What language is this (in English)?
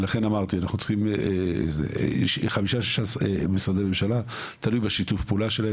Hebrew